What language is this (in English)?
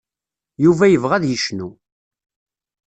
Kabyle